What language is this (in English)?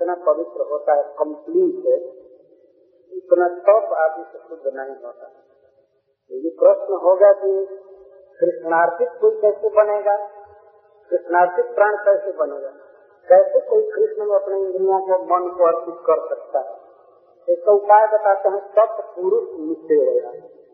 Hindi